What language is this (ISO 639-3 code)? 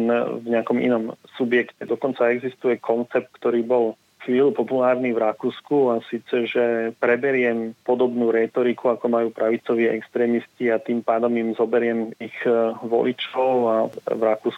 slk